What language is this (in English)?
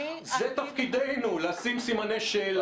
Hebrew